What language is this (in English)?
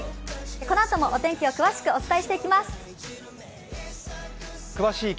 Japanese